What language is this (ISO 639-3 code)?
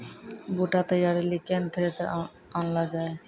mai